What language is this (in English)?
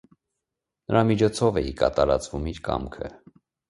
Armenian